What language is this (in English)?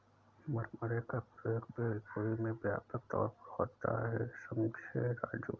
Hindi